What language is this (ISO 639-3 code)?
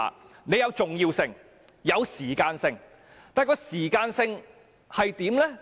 yue